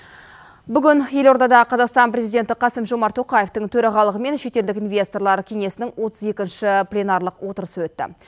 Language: Kazakh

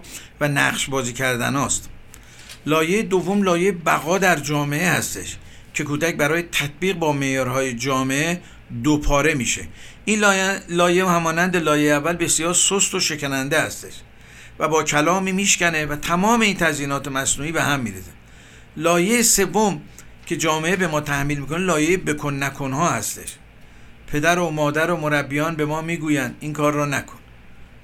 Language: Persian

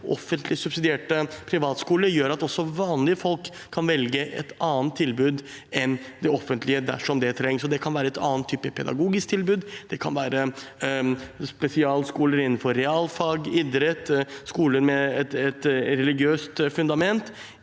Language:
Norwegian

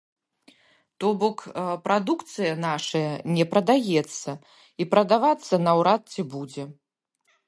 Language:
Belarusian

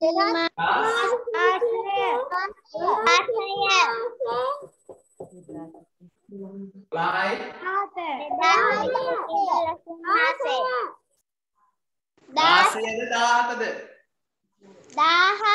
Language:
Indonesian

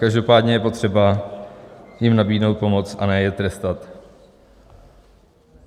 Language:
Czech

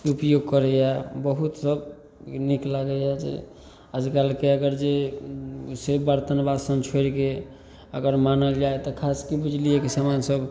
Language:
Maithili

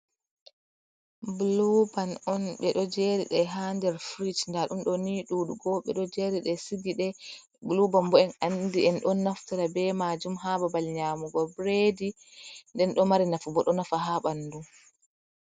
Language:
Fula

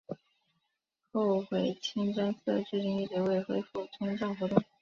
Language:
Chinese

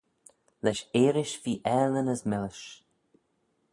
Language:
Manx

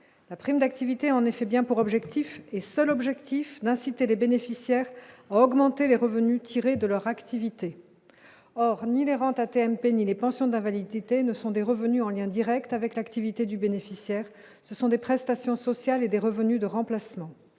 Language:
French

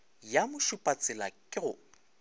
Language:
Northern Sotho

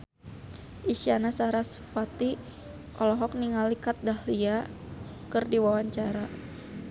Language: Sundanese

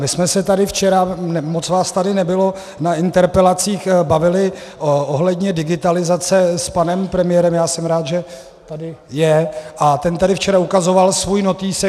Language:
Czech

